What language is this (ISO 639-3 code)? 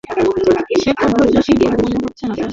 ben